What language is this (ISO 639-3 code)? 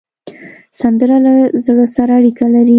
pus